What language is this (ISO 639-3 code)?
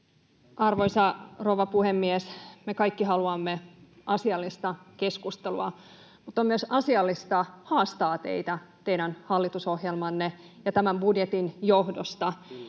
fin